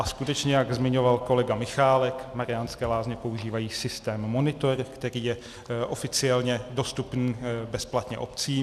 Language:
Czech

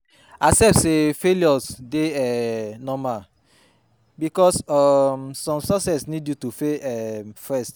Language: Nigerian Pidgin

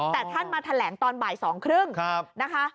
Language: Thai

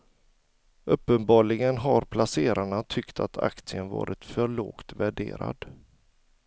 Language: Swedish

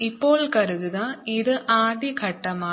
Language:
Malayalam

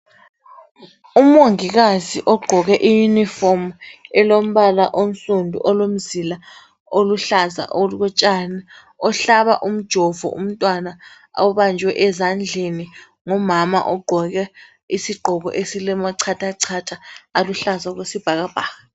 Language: North Ndebele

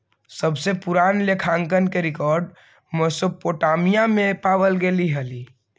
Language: Magahi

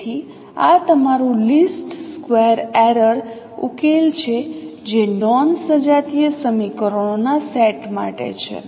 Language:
Gujarati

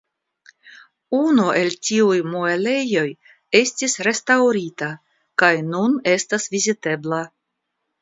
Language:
Esperanto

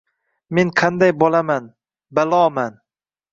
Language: Uzbek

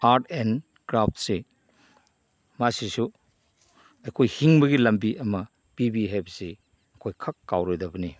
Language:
Manipuri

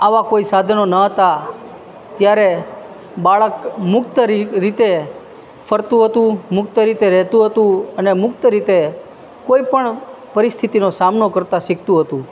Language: Gujarati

